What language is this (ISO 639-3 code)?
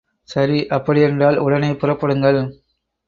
tam